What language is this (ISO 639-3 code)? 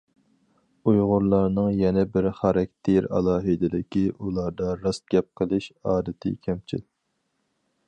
uig